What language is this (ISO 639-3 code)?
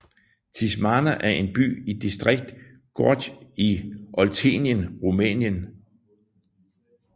dan